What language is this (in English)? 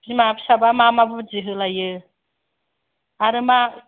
Bodo